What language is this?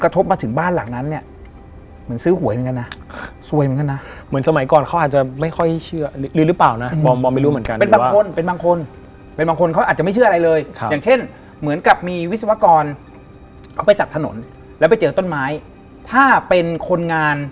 Thai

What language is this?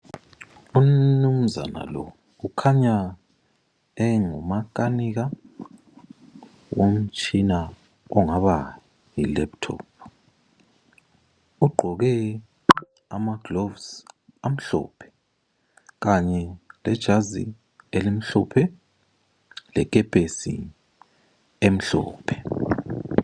North Ndebele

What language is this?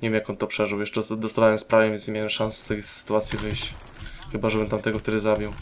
Polish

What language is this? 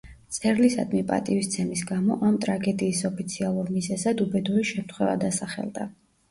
Georgian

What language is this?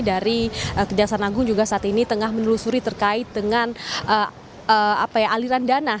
Indonesian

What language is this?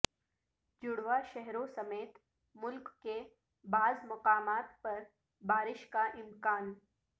Urdu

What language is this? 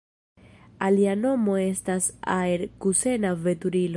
Esperanto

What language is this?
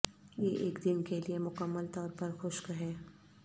Urdu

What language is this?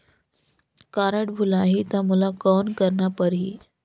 Chhattisgarhi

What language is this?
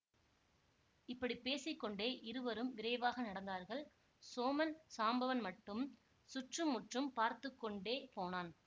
Tamil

